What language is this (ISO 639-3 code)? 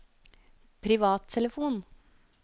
nor